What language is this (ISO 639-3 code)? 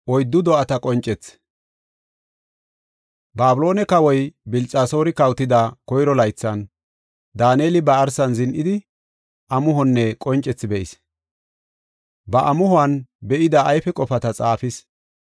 gof